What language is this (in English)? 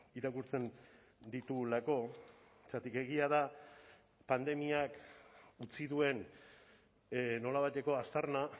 Basque